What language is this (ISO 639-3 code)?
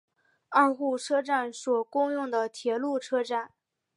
zho